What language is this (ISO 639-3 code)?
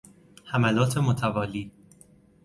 fas